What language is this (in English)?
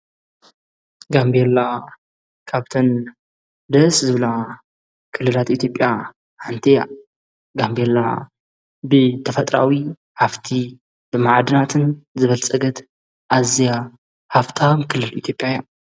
Tigrinya